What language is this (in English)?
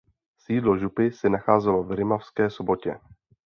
Czech